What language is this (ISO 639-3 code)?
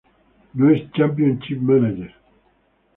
spa